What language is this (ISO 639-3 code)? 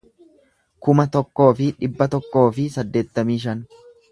orm